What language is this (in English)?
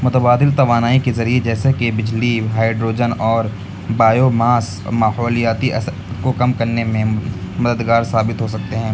Urdu